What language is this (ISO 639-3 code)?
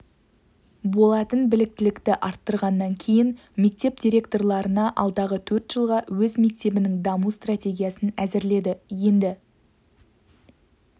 kaz